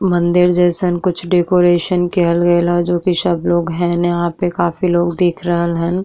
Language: Bhojpuri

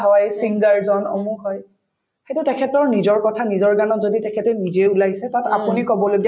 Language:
Assamese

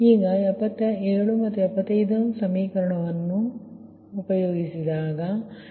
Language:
Kannada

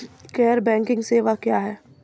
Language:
Maithili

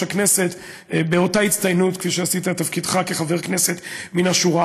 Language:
Hebrew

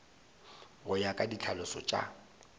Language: Northern Sotho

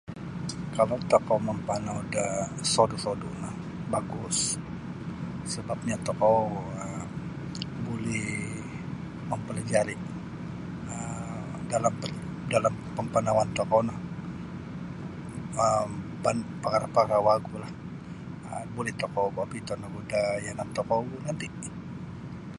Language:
Sabah Bisaya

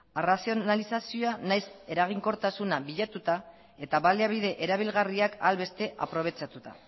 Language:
Basque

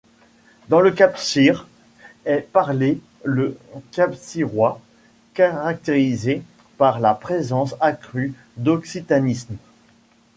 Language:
French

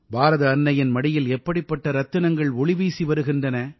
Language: Tamil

